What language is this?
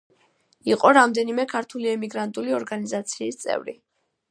Georgian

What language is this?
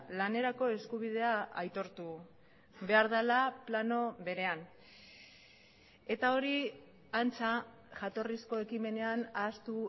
Basque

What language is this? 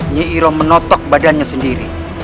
Indonesian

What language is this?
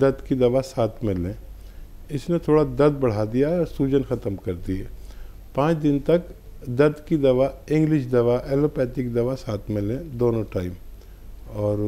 Hindi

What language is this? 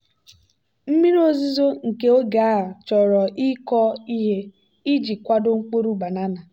Igbo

